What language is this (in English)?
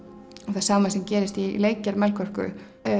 Icelandic